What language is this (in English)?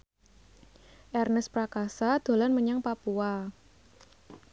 Javanese